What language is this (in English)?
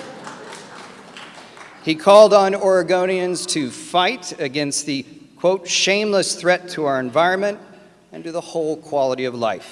English